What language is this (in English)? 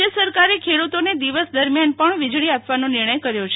Gujarati